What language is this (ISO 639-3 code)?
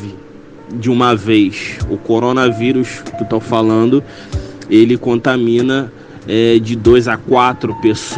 por